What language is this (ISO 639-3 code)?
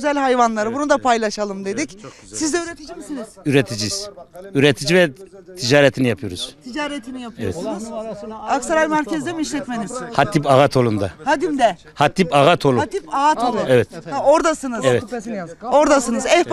tur